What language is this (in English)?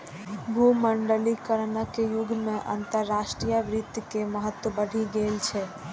Maithili